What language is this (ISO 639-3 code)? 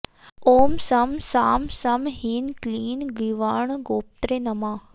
san